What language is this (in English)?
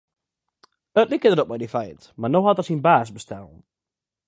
Western Frisian